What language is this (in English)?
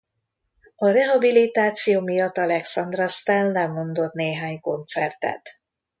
Hungarian